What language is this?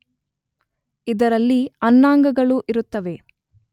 Kannada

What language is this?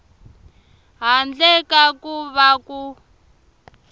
Tsonga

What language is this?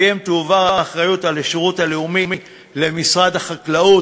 Hebrew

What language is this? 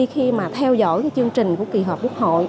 Vietnamese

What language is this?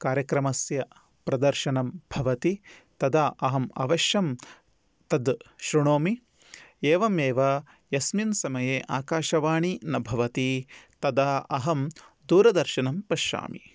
Sanskrit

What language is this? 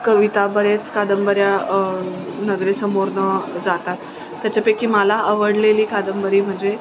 Marathi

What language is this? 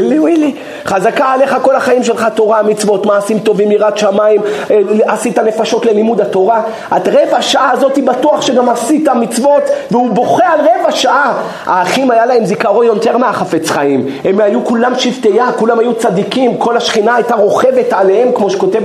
Hebrew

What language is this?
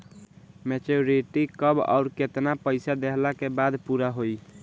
Bhojpuri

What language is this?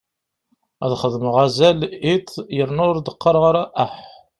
Kabyle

